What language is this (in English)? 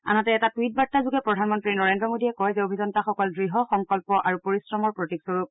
Assamese